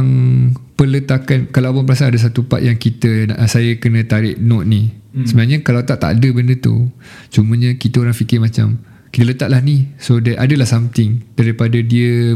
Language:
Malay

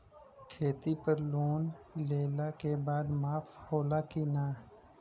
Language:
Bhojpuri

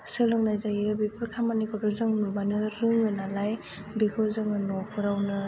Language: Bodo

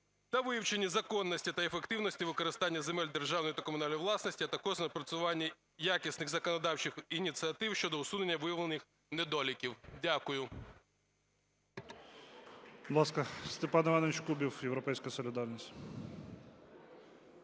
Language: Ukrainian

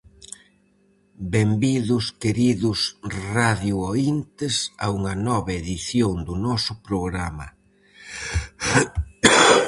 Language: Galician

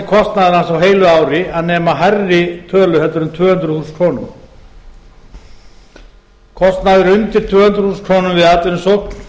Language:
Icelandic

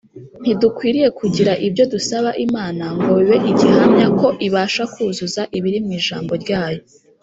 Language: Kinyarwanda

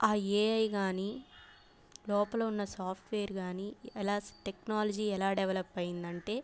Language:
Telugu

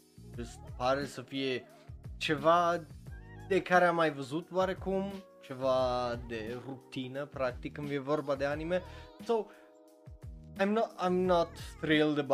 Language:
Romanian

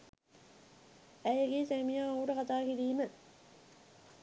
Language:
Sinhala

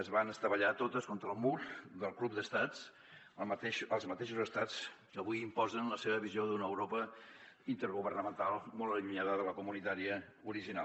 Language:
Catalan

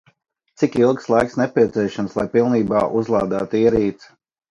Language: Latvian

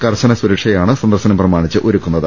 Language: Malayalam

